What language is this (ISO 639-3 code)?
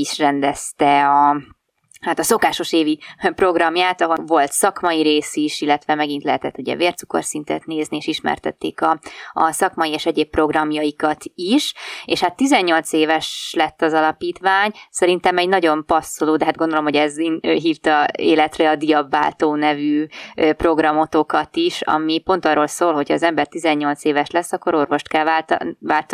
hun